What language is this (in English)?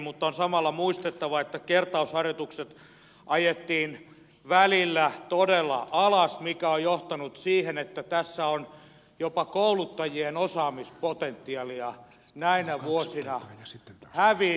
Finnish